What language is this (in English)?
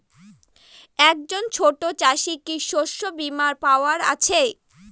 Bangla